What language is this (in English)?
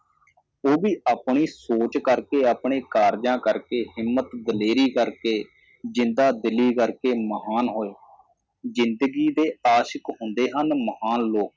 Punjabi